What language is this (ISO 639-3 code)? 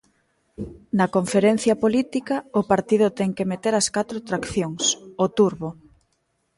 glg